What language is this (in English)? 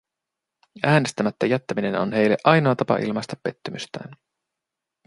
Finnish